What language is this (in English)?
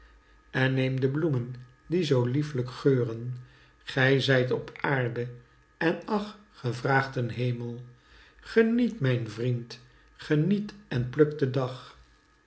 Dutch